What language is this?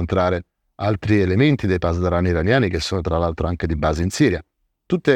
Italian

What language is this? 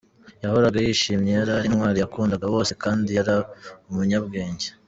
Kinyarwanda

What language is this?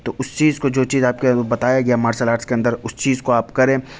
Urdu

